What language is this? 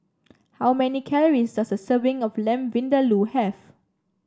English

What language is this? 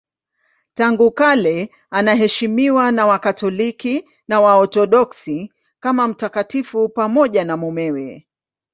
Swahili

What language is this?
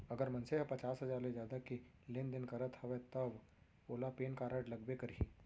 Chhattisgarhi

